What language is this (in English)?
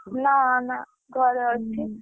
Odia